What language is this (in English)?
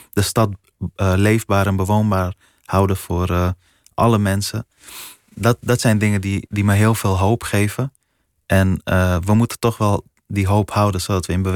Dutch